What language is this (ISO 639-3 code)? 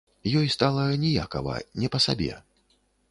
bel